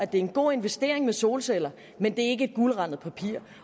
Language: Danish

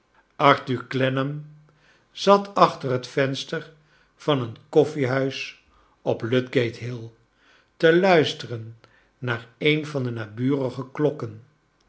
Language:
Dutch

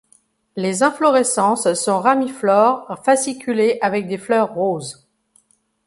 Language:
French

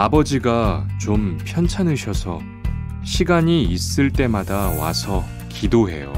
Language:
Korean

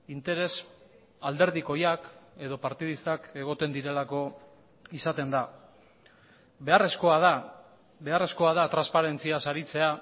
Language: Basque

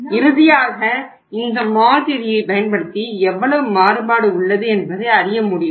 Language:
Tamil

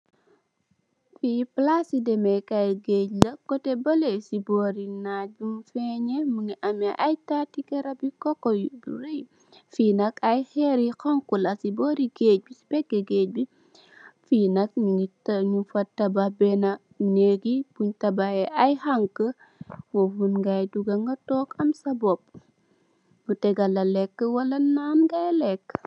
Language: Wolof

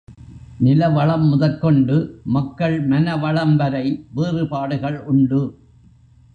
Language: Tamil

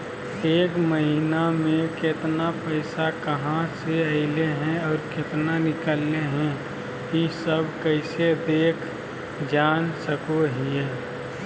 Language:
Magahi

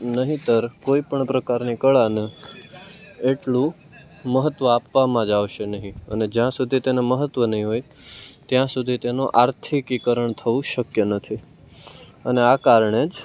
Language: Gujarati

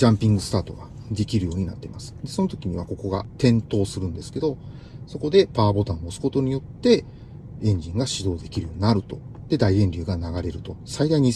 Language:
Japanese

